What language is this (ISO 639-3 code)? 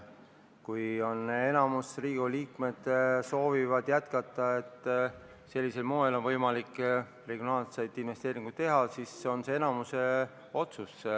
est